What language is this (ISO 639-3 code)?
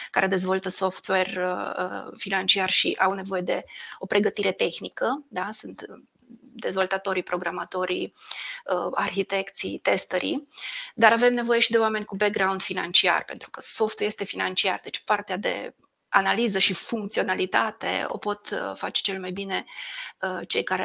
ron